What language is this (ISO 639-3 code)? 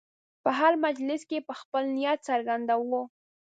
pus